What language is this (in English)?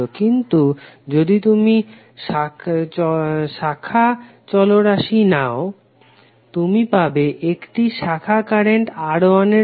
Bangla